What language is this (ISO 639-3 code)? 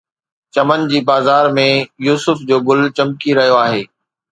snd